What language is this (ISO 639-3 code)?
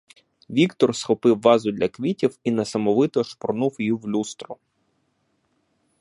ukr